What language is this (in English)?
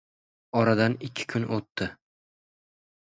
Uzbek